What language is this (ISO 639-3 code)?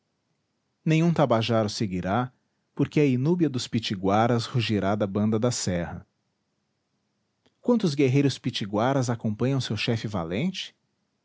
por